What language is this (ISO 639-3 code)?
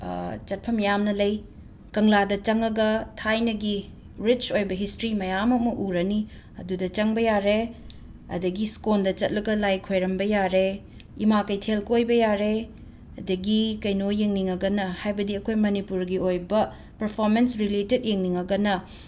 mni